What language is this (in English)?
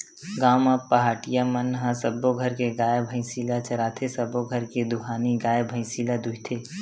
Chhattisgarhi